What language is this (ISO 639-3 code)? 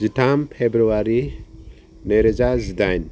brx